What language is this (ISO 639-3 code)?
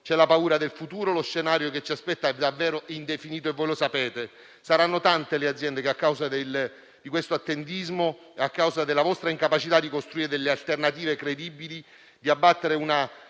ita